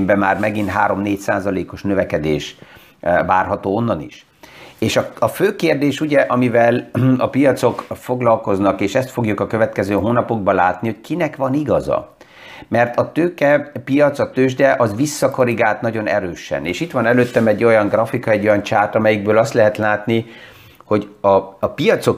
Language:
Hungarian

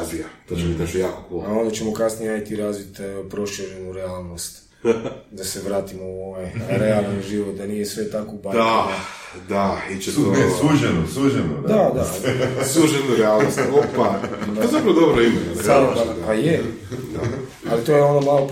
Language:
Croatian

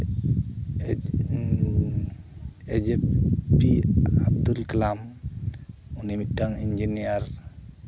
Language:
Santali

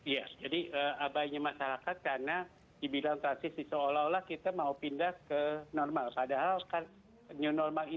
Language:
Indonesian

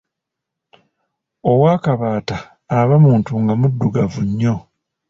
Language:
Ganda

